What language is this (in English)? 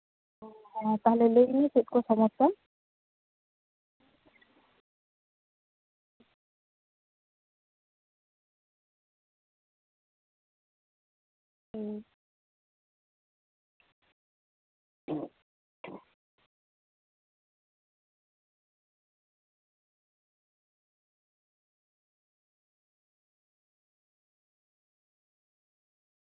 Santali